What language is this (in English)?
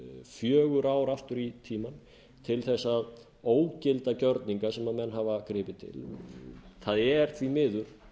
Icelandic